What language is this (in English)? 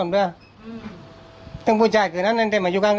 Thai